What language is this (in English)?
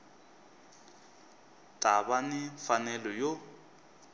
Tsonga